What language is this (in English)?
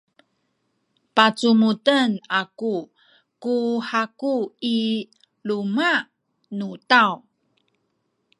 Sakizaya